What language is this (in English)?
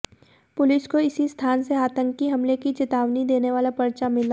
Hindi